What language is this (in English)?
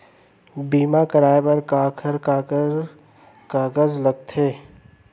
Chhattisgarhi